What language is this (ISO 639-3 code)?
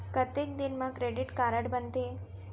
hne